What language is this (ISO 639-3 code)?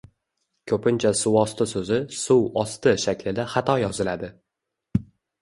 uzb